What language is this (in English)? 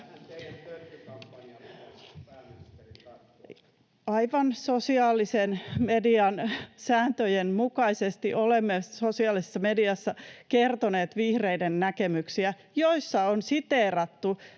Finnish